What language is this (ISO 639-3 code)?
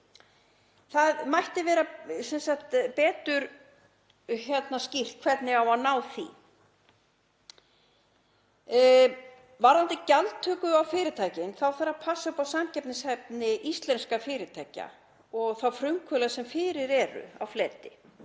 isl